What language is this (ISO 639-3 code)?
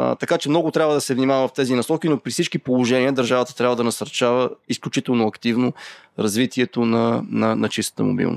bul